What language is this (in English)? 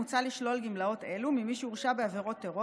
Hebrew